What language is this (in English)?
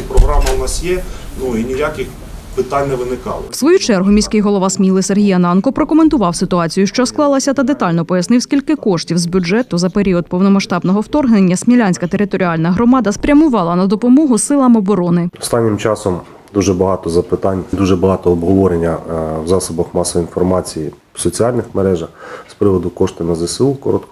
Ukrainian